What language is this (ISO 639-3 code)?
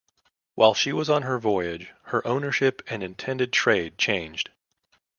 eng